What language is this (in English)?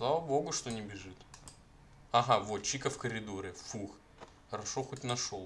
Russian